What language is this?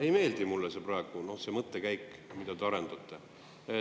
Estonian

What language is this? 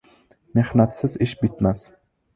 Uzbek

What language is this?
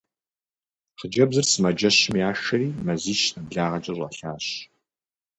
Kabardian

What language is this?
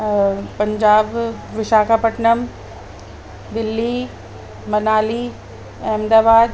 Sindhi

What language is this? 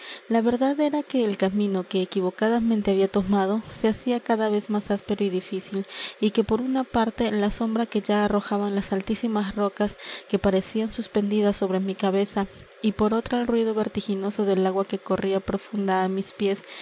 Spanish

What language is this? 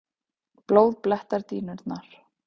Icelandic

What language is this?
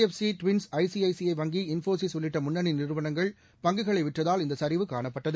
Tamil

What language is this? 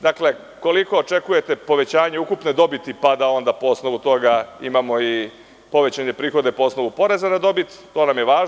Serbian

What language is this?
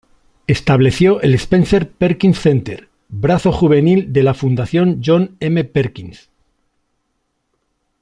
Spanish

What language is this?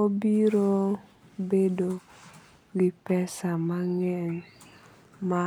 Luo (Kenya and Tanzania)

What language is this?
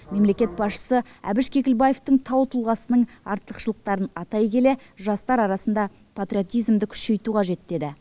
Kazakh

